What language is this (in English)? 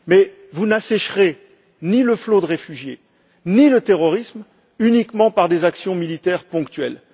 French